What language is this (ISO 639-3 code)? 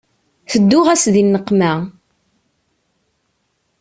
kab